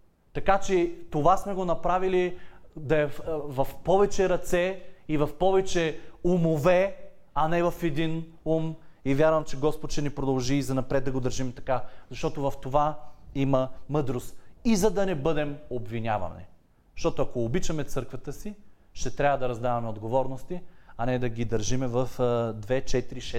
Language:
Bulgarian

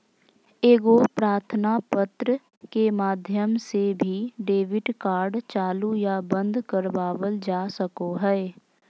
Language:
Magahi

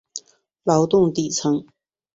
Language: Chinese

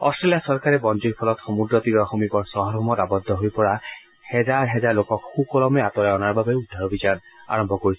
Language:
Assamese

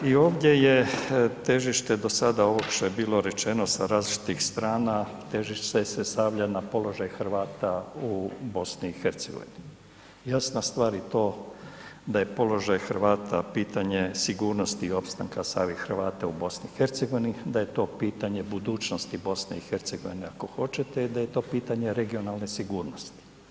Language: Croatian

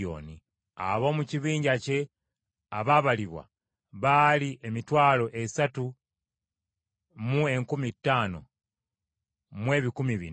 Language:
Ganda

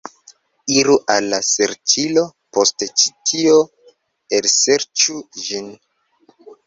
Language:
Esperanto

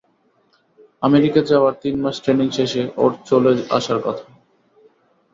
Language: Bangla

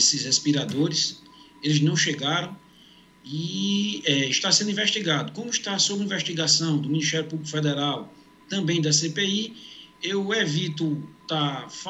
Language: Portuguese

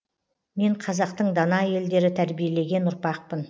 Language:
Kazakh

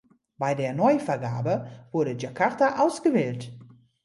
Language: German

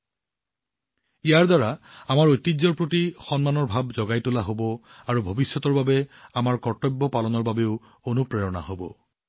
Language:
Assamese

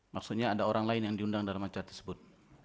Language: Indonesian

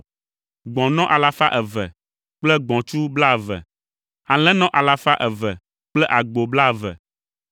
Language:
Ewe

